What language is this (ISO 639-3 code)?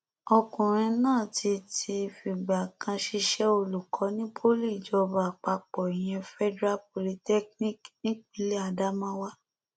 yor